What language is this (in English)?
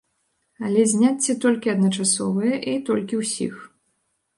Belarusian